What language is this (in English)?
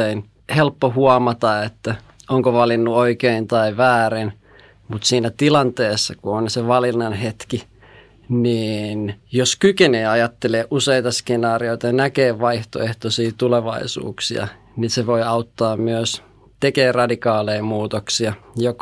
Finnish